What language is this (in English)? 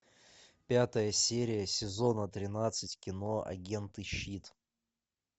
Russian